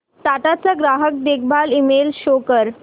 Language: Marathi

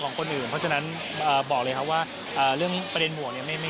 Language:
Thai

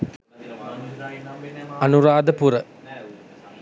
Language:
Sinhala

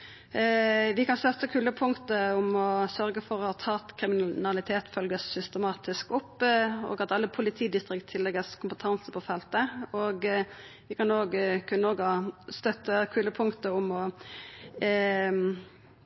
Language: Norwegian Nynorsk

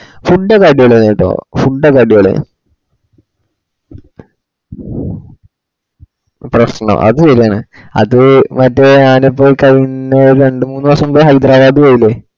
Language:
Malayalam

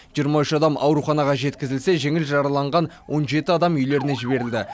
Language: Kazakh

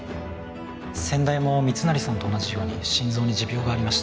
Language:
Japanese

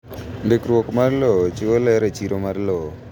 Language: Luo (Kenya and Tanzania)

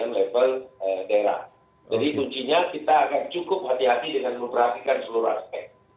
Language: Indonesian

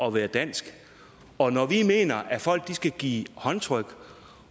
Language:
Danish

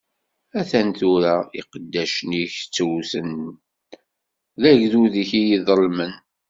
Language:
Kabyle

